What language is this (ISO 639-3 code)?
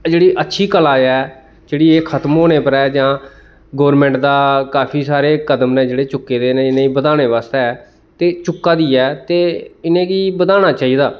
doi